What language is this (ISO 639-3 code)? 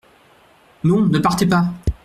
fra